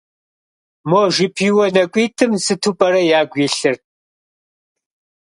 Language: Kabardian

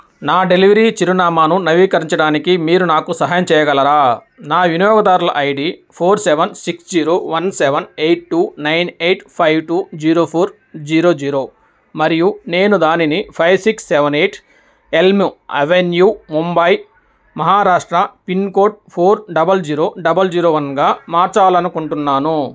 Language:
Telugu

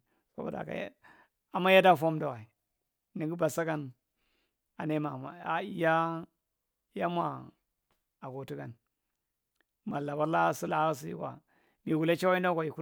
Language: Marghi Central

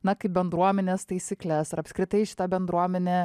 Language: Lithuanian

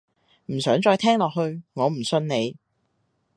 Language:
Cantonese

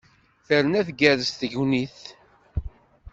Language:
Kabyle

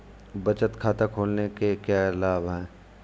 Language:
Hindi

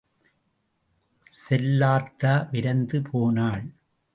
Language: Tamil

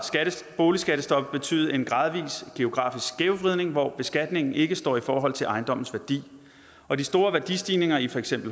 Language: Danish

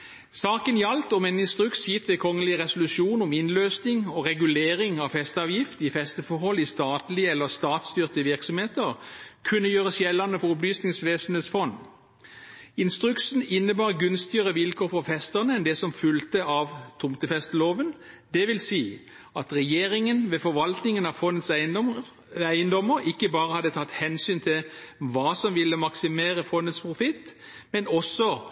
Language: Norwegian Bokmål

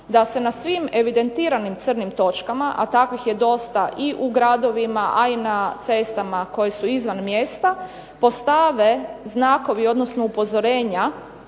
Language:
Croatian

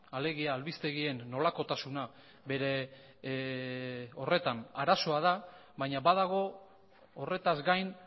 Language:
Basque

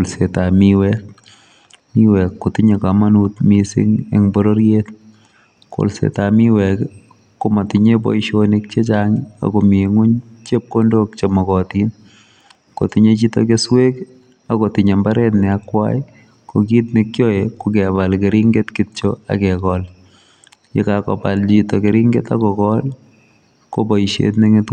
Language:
Kalenjin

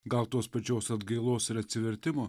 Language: Lithuanian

